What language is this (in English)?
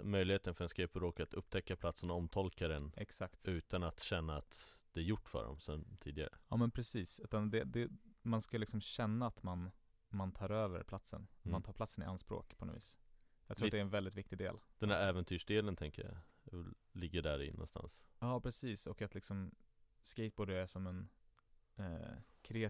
Swedish